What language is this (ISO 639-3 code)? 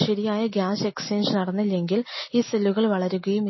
mal